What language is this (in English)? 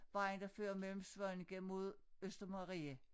Danish